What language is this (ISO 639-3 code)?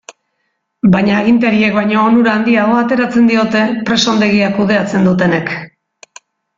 eus